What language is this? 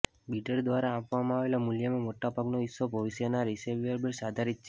Gujarati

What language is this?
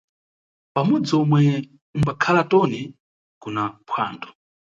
Nyungwe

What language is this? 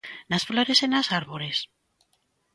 Galician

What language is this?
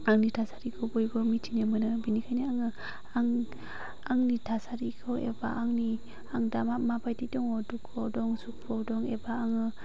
Bodo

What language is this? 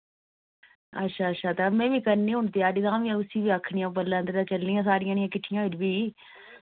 Dogri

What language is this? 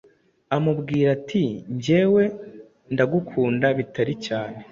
Kinyarwanda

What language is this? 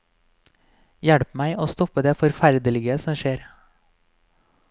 Norwegian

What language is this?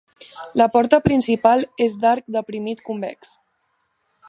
Catalan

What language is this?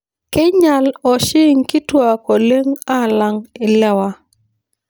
Masai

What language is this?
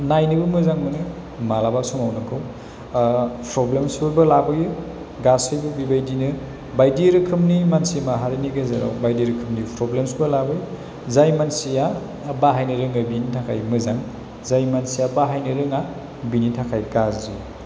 Bodo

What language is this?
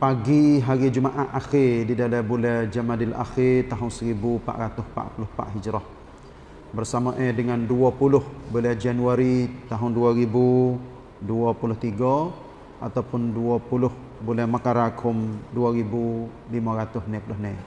Malay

